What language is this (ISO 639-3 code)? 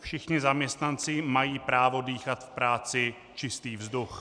ces